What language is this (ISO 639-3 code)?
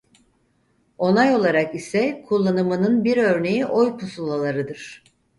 tur